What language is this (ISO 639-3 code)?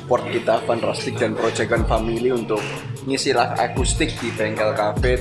ind